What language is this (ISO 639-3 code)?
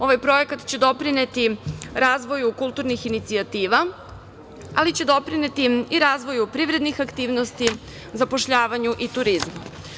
srp